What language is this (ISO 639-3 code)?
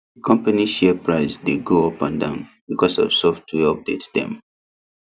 pcm